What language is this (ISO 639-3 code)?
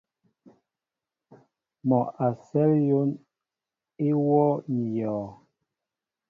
mbo